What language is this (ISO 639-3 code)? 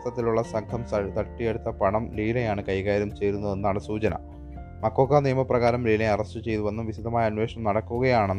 mal